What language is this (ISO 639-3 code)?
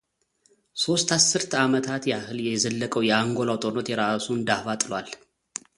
amh